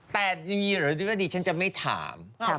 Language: Thai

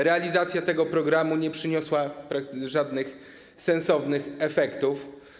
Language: Polish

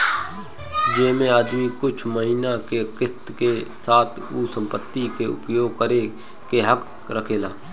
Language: Bhojpuri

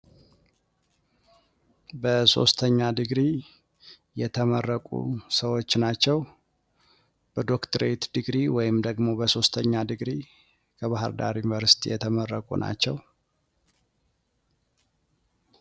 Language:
Amharic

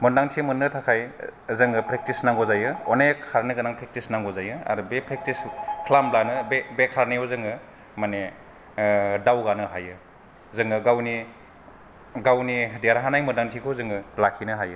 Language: Bodo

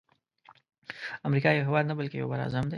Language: Pashto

